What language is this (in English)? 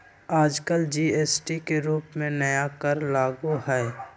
Magahi